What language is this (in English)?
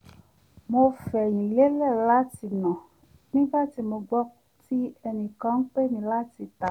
Yoruba